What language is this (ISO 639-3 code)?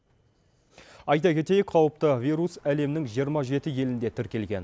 kaz